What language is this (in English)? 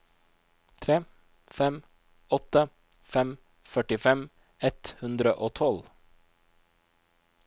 Norwegian